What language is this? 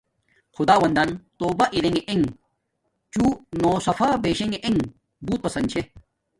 Domaaki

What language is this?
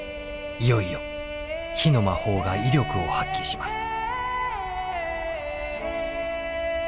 Japanese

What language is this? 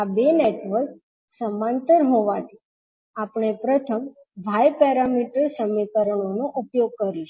Gujarati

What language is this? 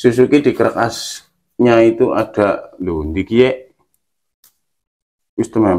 Indonesian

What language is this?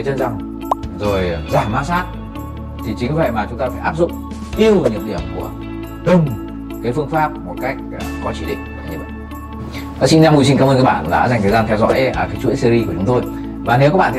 Vietnamese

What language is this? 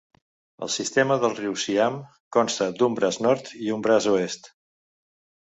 Catalan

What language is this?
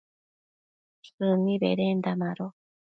Matsés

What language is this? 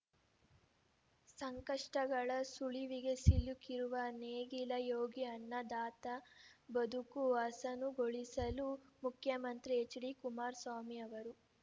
Kannada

